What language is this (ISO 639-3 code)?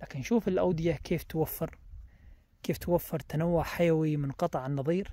ara